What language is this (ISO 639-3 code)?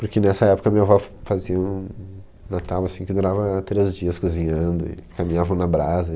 por